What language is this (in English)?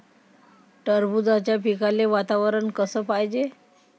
Marathi